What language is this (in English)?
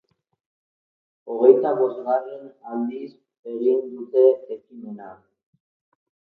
Basque